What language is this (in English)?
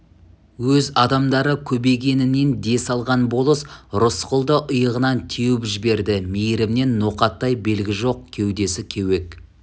Kazakh